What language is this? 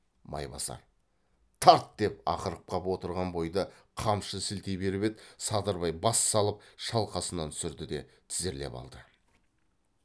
Kazakh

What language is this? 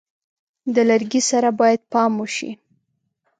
Pashto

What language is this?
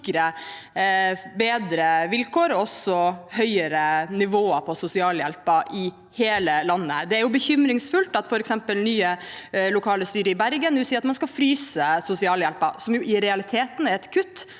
Norwegian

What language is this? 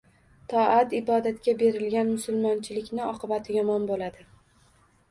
Uzbek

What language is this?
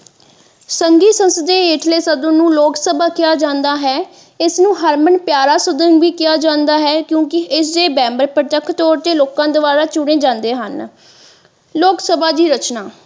Punjabi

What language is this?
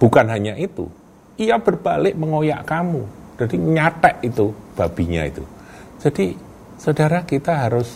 Indonesian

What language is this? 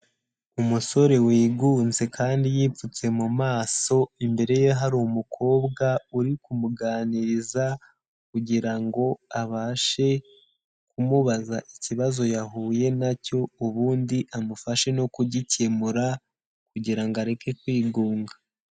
Kinyarwanda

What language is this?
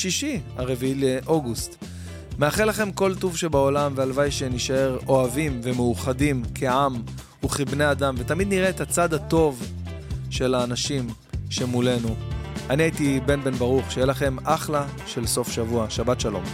Hebrew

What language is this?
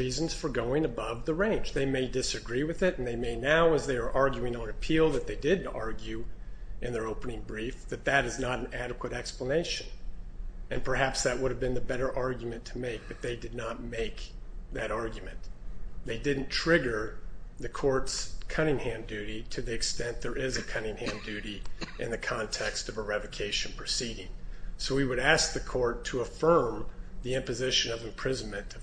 English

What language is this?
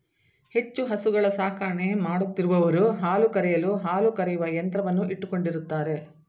Kannada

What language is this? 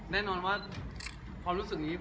Thai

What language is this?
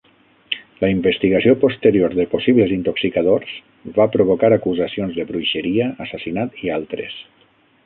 Catalan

